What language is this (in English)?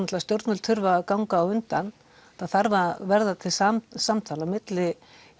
Icelandic